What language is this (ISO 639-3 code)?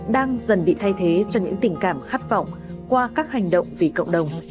vie